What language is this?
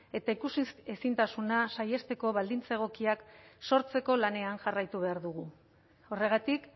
Basque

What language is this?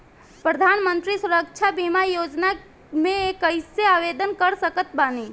Bhojpuri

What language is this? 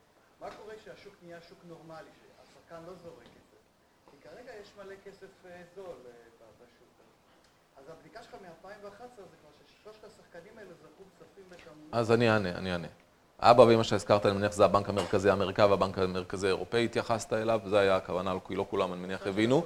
Hebrew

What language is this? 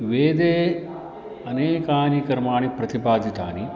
Sanskrit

